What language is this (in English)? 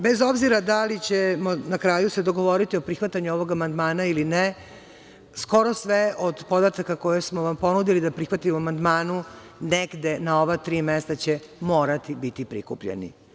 Serbian